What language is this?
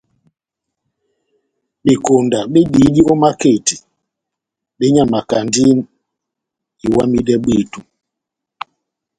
Batanga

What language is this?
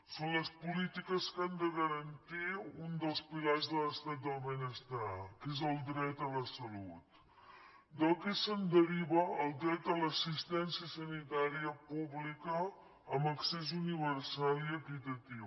Catalan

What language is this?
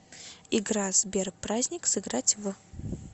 Russian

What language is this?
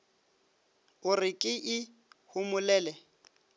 Northern Sotho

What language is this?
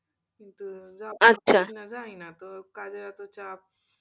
Bangla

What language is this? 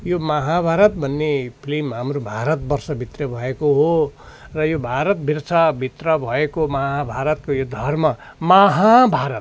Nepali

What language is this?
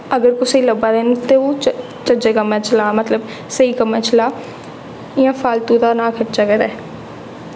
Dogri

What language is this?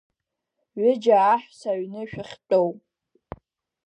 Abkhazian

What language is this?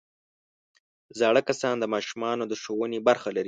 Pashto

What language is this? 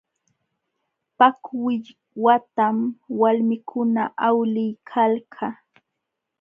Jauja Wanca Quechua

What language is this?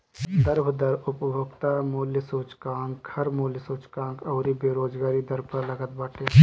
Bhojpuri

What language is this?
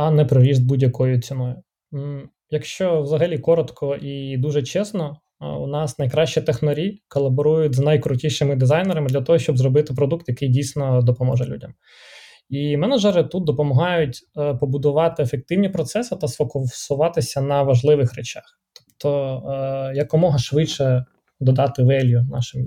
Ukrainian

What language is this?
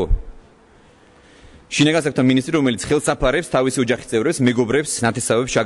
Romanian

